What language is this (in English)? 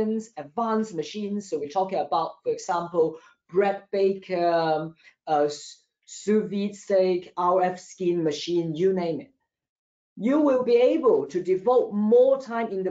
English